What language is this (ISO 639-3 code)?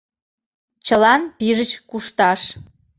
chm